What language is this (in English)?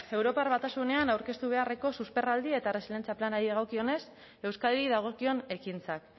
Basque